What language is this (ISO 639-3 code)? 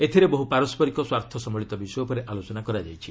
ori